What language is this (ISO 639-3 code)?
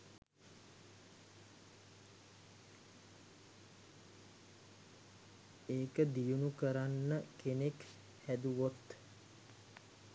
sin